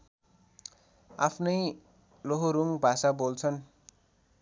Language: Nepali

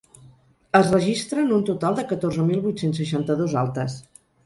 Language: Catalan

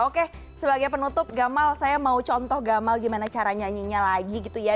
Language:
Indonesian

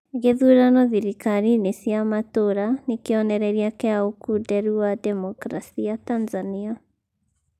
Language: Kikuyu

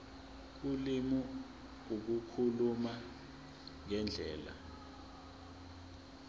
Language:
Zulu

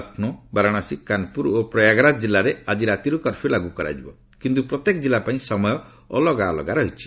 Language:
Odia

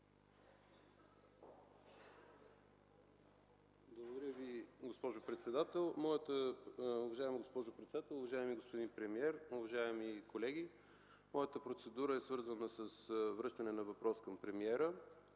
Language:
Bulgarian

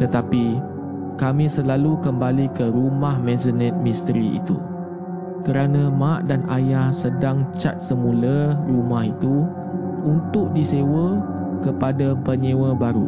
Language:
Malay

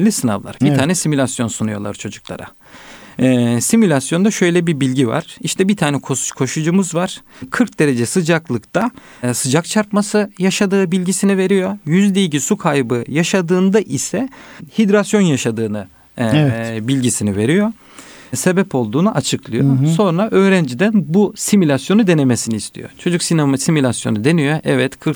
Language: Turkish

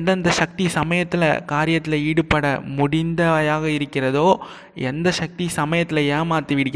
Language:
Tamil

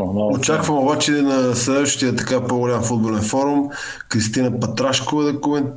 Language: Bulgarian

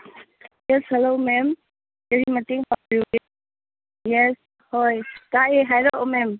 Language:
Manipuri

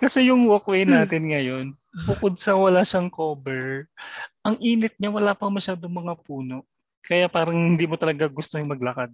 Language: Filipino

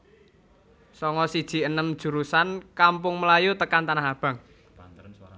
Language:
Javanese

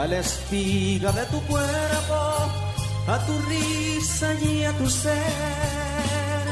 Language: Spanish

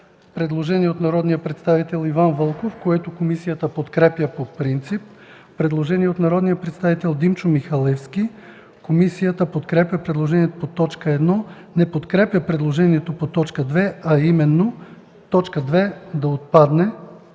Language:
Bulgarian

